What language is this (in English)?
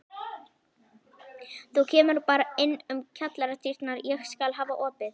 Icelandic